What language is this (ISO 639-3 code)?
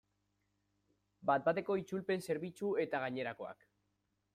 eus